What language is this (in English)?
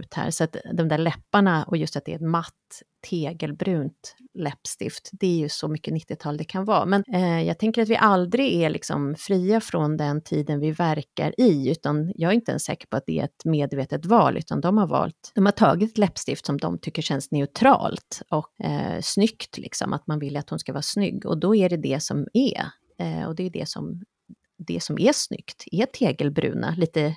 Swedish